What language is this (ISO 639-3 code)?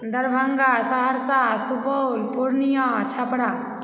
mai